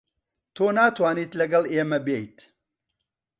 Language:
Central Kurdish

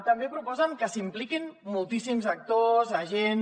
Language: Catalan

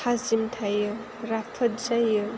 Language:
Bodo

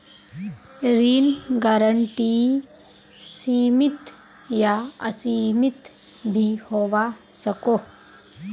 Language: Magahi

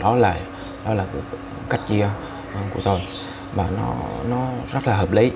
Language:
Vietnamese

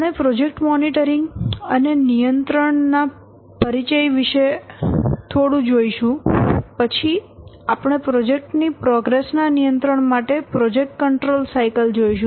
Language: Gujarati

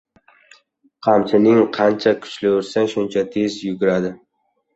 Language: Uzbek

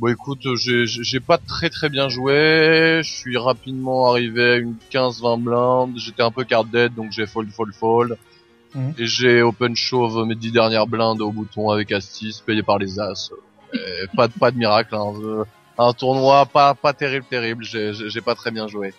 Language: French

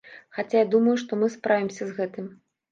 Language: Belarusian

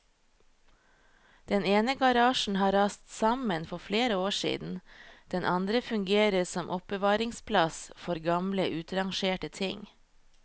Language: Norwegian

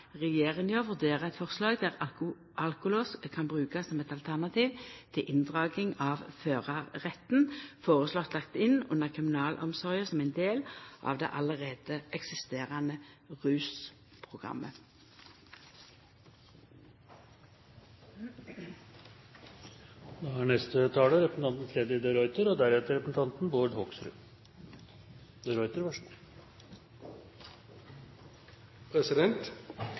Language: Norwegian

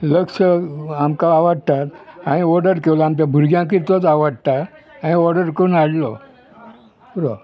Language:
Konkani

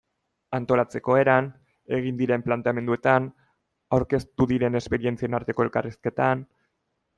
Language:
Basque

